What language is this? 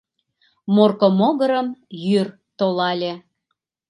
Mari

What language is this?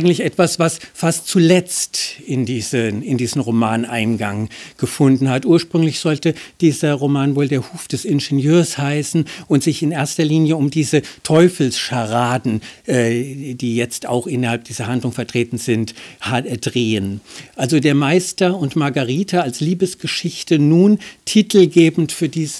German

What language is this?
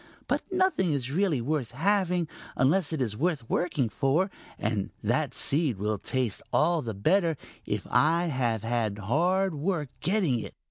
English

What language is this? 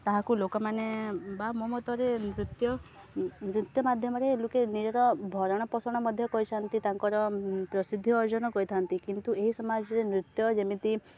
Odia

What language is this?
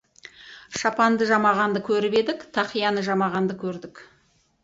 Kazakh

